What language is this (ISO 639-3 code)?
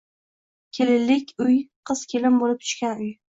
uzb